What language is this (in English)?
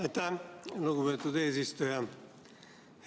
Estonian